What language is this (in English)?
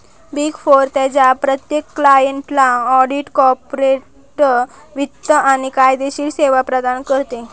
Marathi